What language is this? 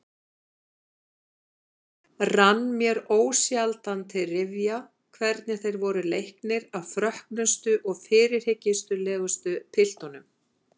Icelandic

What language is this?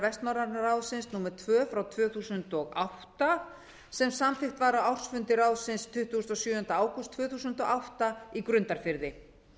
Icelandic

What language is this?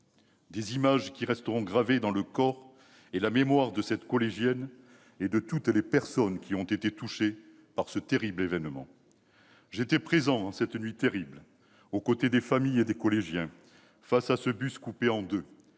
French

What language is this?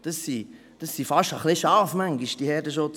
Swiss German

